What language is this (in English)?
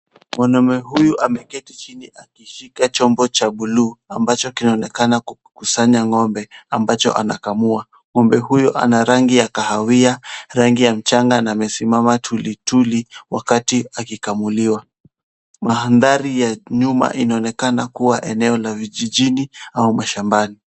Swahili